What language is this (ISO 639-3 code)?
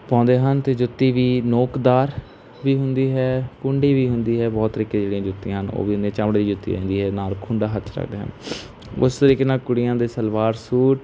pan